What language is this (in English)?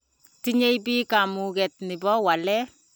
Kalenjin